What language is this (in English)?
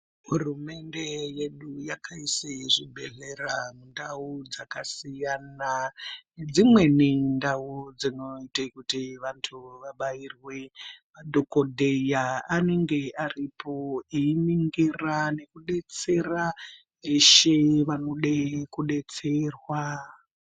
Ndau